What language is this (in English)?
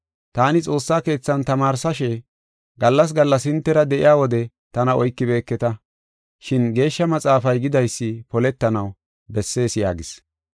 Gofa